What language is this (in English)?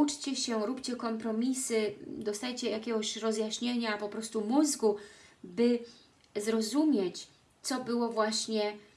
Polish